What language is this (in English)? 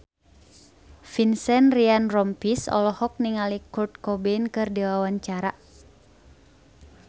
Sundanese